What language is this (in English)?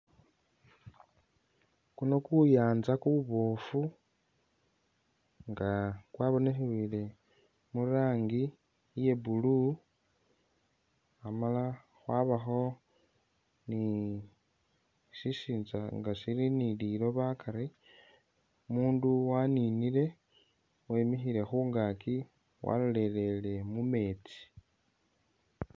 Masaaba